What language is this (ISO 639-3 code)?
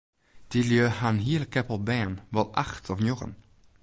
fry